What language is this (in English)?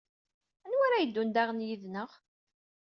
Kabyle